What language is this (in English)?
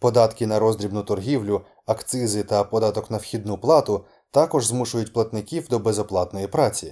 Ukrainian